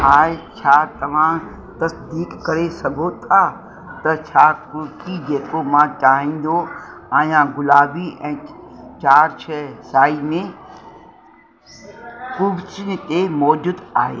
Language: Sindhi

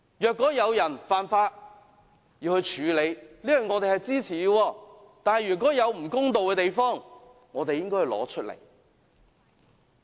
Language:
Cantonese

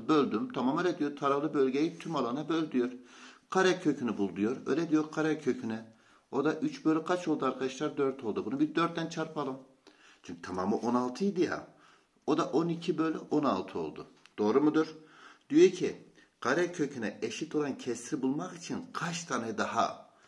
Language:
Turkish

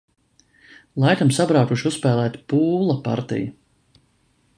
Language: Latvian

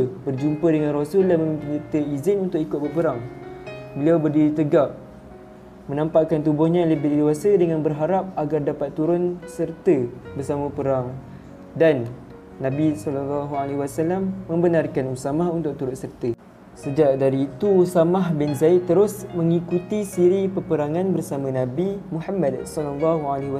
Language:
Malay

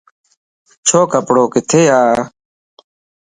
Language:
Lasi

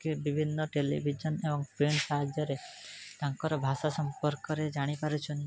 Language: Odia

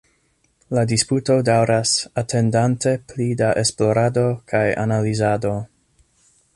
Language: Esperanto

